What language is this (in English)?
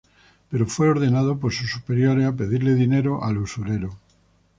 Spanish